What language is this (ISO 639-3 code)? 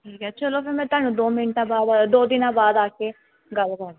pan